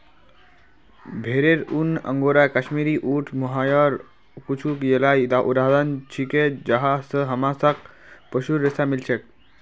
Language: Magahi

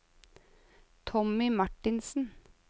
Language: Norwegian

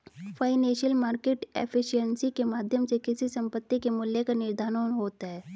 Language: Hindi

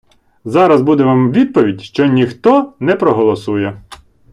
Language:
Ukrainian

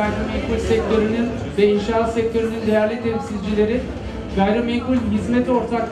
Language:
Turkish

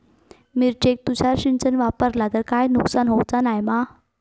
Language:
Marathi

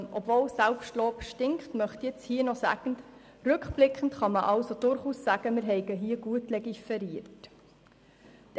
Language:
Swiss German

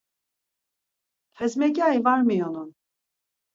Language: Laz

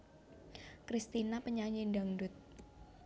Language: Javanese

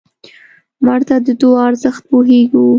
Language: Pashto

